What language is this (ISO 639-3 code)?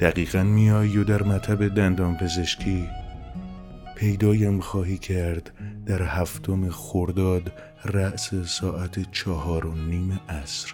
fas